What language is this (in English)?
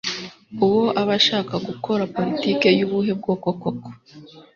Kinyarwanda